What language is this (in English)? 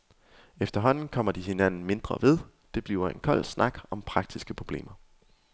Danish